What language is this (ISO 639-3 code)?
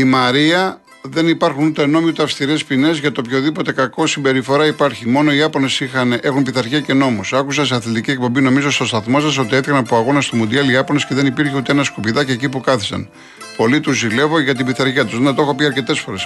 ell